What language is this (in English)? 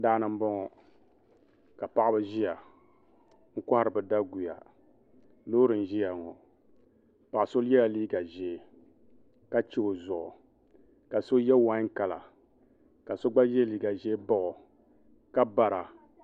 Dagbani